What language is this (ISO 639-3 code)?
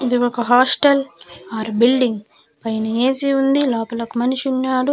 tel